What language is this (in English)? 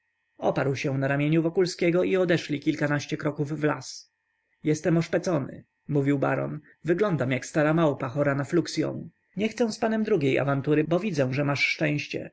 Polish